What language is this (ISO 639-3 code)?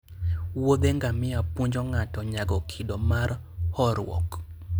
luo